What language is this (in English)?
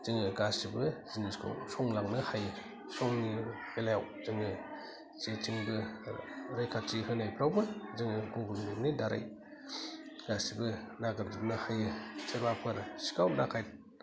Bodo